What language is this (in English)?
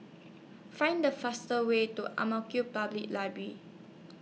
English